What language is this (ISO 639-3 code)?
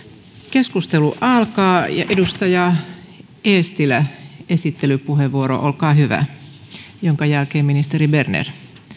fin